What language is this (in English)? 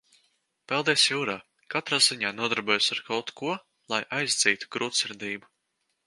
Latvian